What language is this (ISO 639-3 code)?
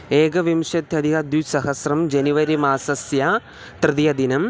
san